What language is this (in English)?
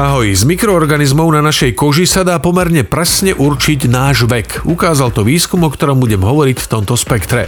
Slovak